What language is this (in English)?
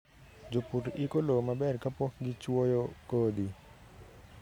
Luo (Kenya and Tanzania)